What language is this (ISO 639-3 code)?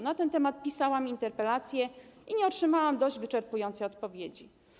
pol